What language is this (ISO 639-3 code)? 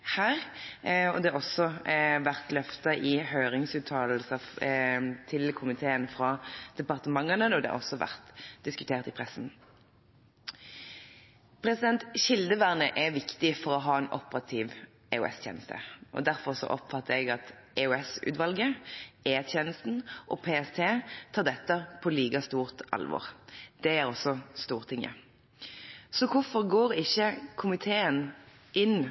nob